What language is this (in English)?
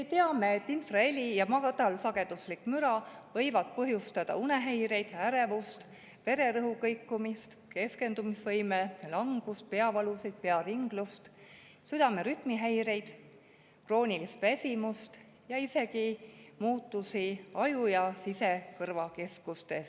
Estonian